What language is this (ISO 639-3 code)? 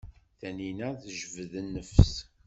kab